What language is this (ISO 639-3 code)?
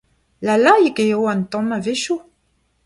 bre